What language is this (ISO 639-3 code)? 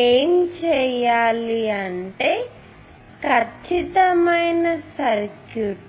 tel